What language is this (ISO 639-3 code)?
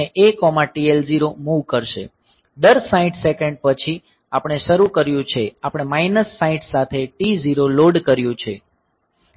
guj